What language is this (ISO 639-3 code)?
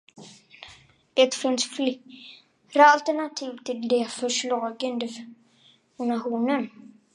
swe